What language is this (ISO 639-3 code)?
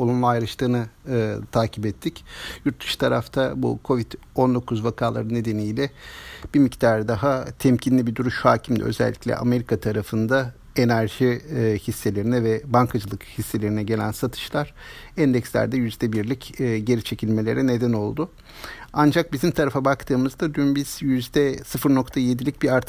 tur